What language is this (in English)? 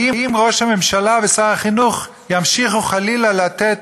Hebrew